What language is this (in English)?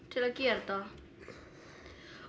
Icelandic